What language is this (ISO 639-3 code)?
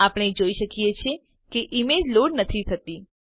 guj